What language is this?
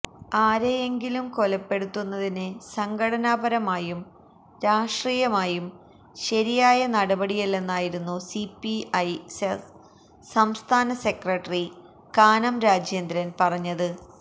Malayalam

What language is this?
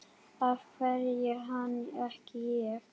Icelandic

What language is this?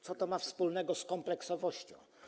Polish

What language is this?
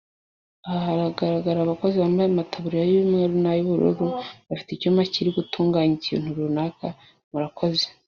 Kinyarwanda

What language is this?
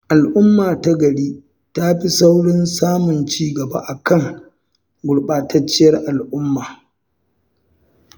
Hausa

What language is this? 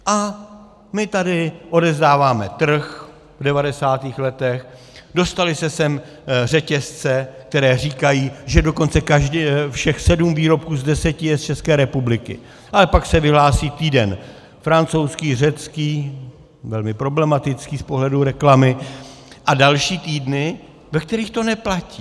Czech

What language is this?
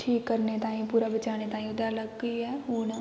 Dogri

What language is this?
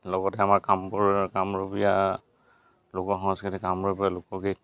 Assamese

